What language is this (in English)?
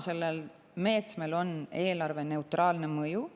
Estonian